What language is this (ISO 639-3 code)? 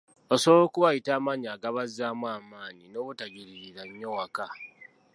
lug